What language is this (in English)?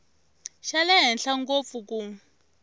Tsonga